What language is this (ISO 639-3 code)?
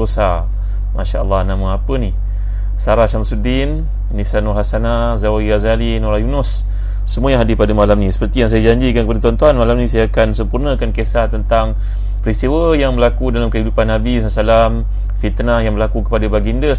msa